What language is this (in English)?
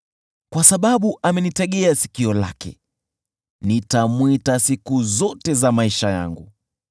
Swahili